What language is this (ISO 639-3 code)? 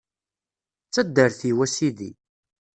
kab